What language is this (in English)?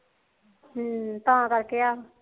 Punjabi